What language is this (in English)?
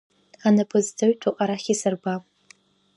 Abkhazian